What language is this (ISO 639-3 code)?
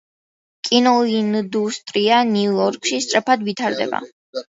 kat